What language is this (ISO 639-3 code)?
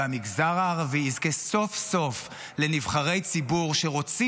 heb